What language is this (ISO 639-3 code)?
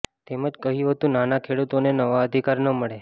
guj